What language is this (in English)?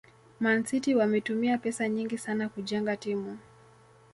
Swahili